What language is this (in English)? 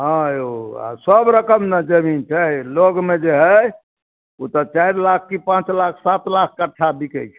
Maithili